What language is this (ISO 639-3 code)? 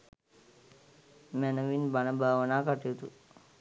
sin